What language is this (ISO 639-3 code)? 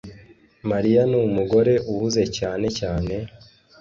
kin